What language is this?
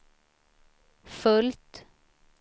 Swedish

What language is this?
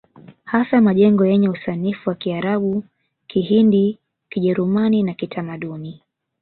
Swahili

